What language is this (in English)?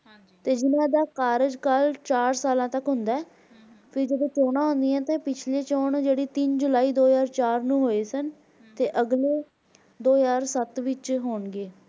Punjabi